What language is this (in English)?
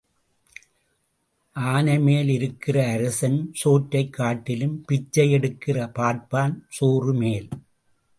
Tamil